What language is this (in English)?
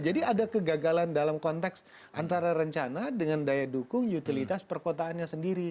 Indonesian